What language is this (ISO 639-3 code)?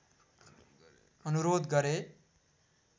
nep